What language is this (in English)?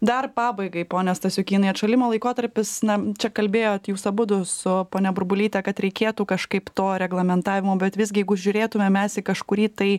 Lithuanian